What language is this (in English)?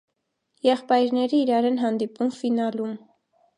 Armenian